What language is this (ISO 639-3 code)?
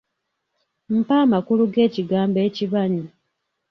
lug